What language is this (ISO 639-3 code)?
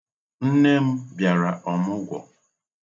ibo